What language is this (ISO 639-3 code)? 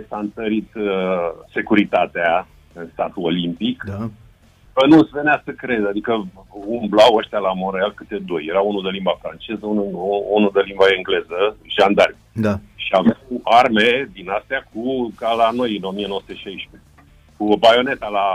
ron